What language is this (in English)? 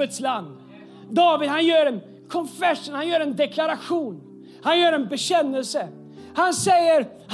Swedish